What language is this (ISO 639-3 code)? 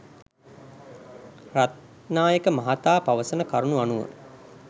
sin